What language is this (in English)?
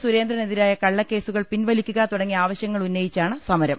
Malayalam